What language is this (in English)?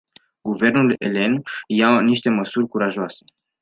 Romanian